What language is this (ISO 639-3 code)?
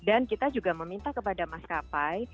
ind